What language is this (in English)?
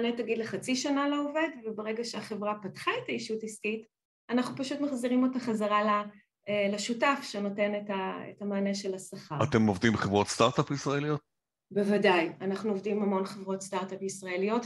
Hebrew